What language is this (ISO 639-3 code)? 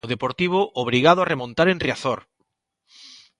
glg